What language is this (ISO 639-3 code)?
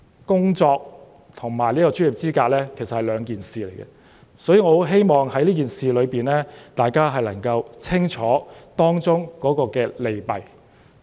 yue